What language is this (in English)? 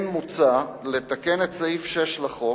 Hebrew